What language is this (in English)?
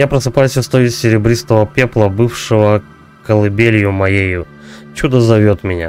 Russian